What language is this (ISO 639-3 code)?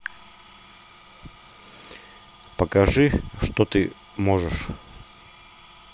rus